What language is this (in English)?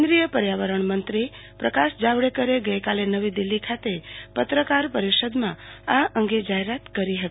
Gujarati